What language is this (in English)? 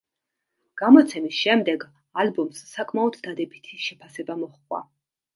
Georgian